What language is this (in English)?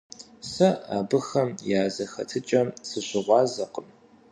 Kabardian